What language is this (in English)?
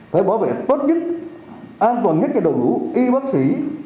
Vietnamese